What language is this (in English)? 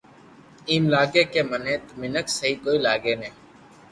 Loarki